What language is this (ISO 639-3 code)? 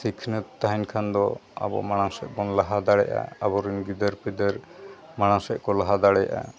sat